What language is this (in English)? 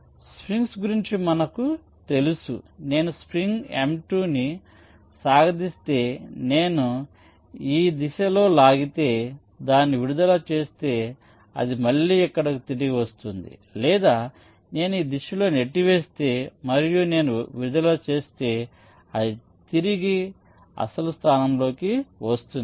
Telugu